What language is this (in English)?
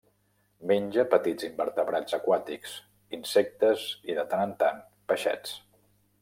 Catalan